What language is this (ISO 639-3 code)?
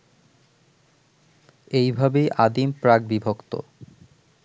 ben